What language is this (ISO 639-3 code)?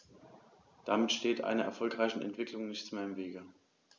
deu